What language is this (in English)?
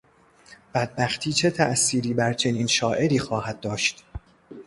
Persian